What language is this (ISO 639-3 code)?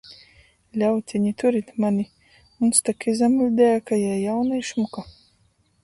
ltg